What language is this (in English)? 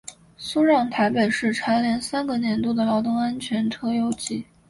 Chinese